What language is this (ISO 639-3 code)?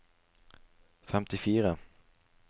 nor